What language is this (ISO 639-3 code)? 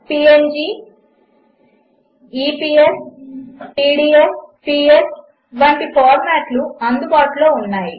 tel